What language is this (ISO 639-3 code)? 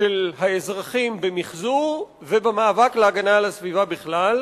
heb